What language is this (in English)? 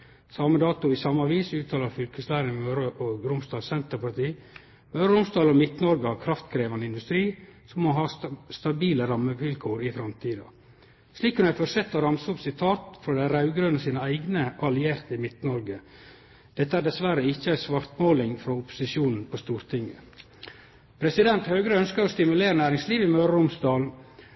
Norwegian Nynorsk